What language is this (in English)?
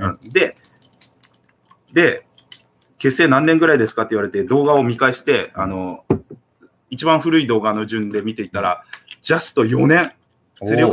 Japanese